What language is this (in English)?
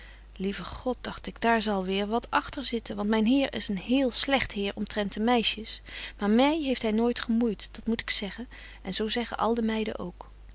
Dutch